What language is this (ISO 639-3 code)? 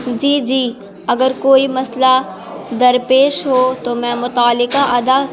urd